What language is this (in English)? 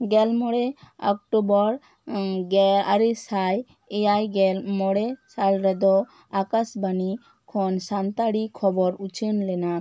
Santali